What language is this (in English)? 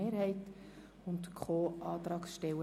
Swiss German